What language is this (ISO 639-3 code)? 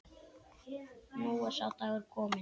isl